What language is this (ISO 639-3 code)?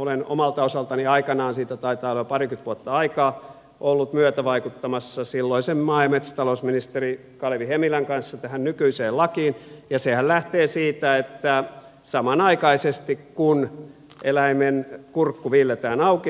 fin